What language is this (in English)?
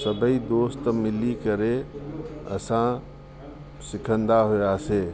Sindhi